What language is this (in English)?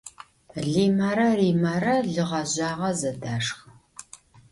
Adyghe